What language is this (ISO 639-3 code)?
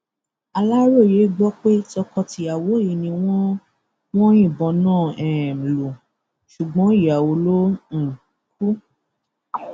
yor